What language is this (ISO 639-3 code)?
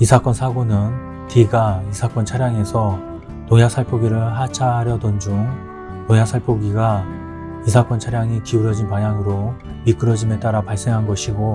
kor